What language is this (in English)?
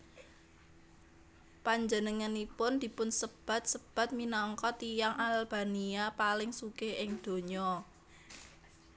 Javanese